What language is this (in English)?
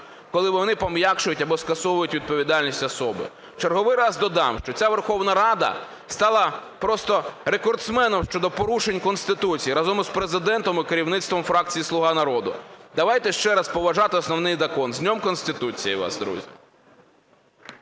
Ukrainian